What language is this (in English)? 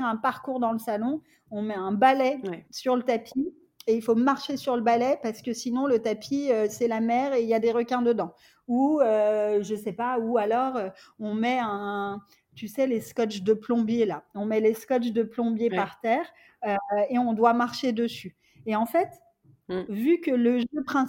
French